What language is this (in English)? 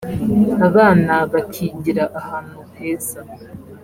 Kinyarwanda